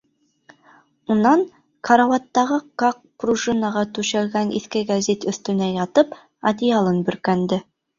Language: Bashkir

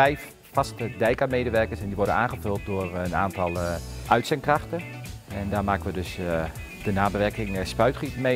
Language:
Dutch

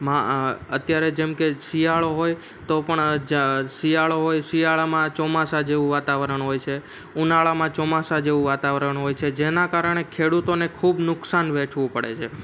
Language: Gujarati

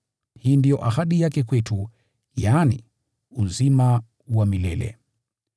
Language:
Swahili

